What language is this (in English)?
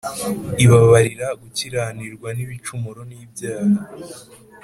Kinyarwanda